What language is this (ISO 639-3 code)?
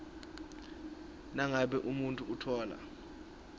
ssw